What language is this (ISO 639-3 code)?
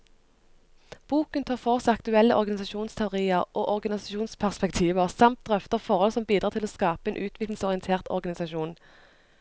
nor